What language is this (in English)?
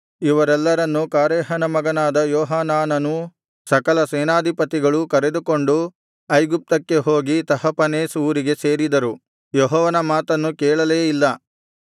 Kannada